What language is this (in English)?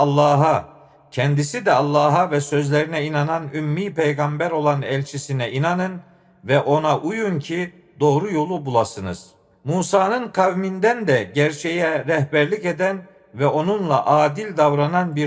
Turkish